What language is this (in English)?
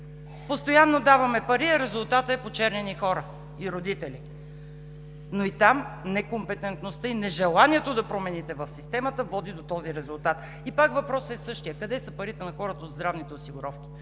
Bulgarian